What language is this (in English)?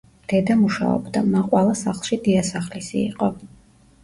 Georgian